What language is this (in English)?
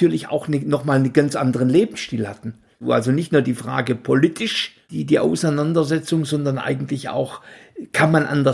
German